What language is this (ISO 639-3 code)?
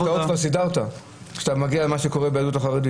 heb